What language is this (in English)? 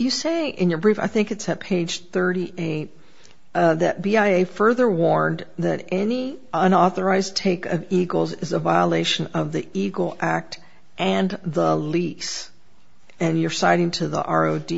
English